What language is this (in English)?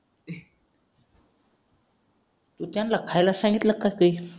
Marathi